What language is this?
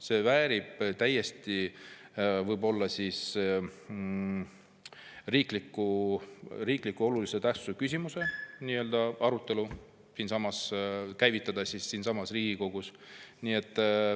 Estonian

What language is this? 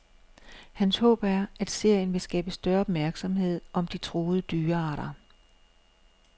Danish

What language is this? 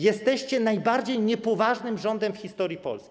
Polish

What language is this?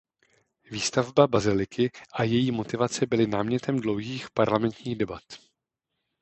Czech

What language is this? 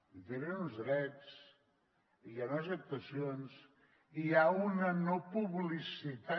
Catalan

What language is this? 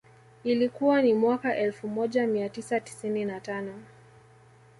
Swahili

